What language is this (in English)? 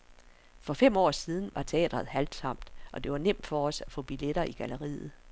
Danish